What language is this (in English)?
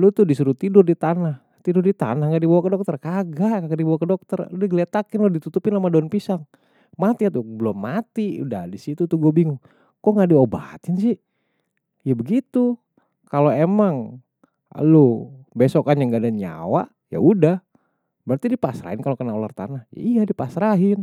Betawi